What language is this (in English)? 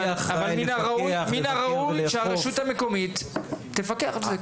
Hebrew